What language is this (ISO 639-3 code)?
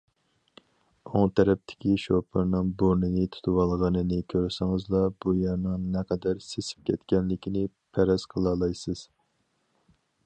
uig